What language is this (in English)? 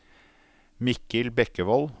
Norwegian